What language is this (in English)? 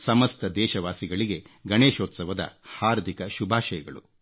Kannada